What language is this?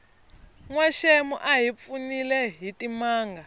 Tsonga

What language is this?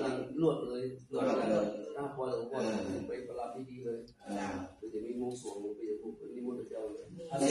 Thai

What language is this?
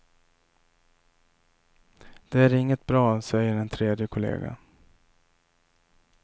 Swedish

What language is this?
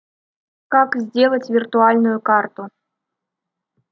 Russian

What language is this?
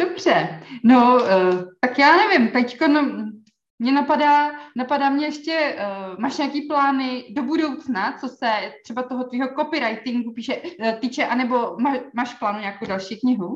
Czech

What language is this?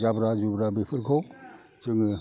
Bodo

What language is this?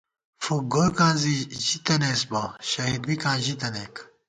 Gawar-Bati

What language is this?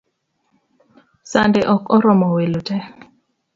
Luo (Kenya and Tanzania)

